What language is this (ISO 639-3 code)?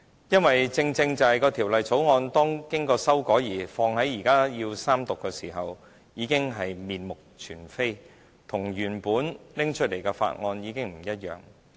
yue